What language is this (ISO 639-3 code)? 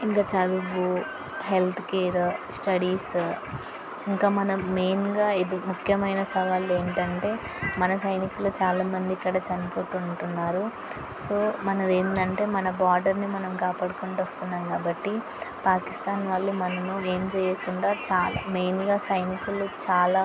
tel